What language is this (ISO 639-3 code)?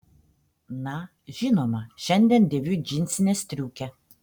lit